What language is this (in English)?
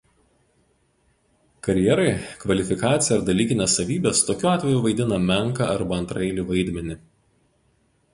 Lithuanian